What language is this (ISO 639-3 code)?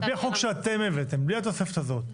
heb